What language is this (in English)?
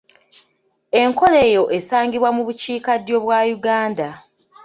Ganda